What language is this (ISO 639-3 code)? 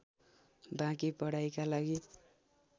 nep